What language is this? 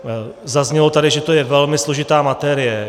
Czech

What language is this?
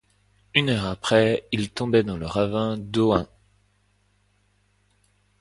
French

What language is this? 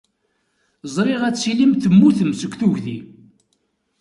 Kabyle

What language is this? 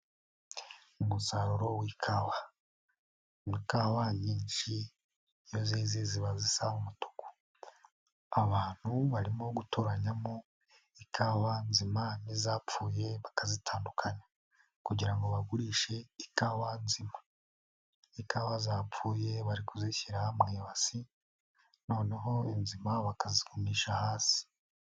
Kinyarwanda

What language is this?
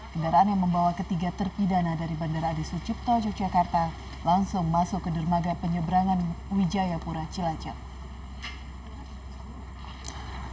Indonesian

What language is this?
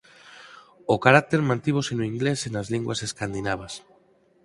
Galician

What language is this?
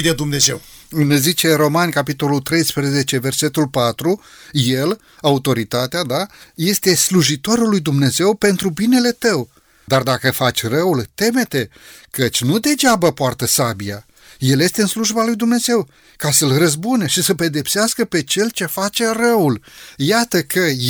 Romanian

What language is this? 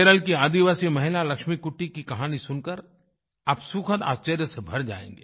Hindi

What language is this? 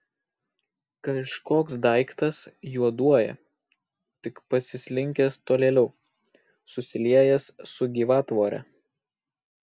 Lithuanian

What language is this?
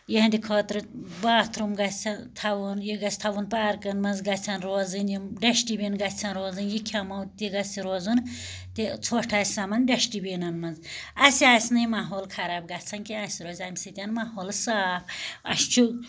Kashmiri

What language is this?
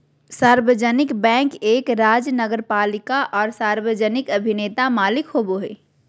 Magahi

